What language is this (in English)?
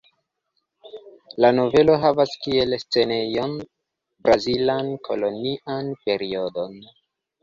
Esperanto